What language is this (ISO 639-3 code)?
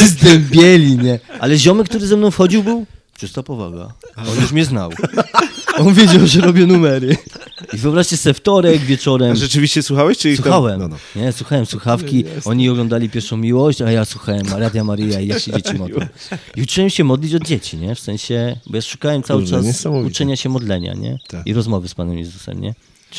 pol